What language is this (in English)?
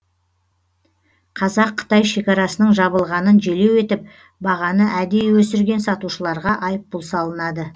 Kazakh